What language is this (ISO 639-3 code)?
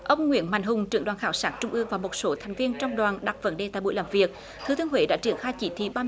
vie